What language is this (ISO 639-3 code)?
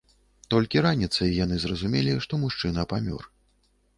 bel